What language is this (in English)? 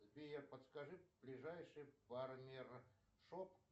Russian